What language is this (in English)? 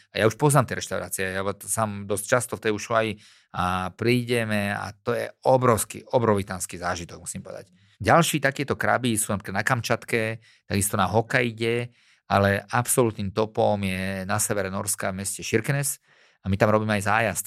Slovak